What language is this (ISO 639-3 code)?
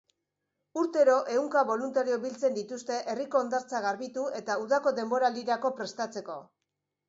eus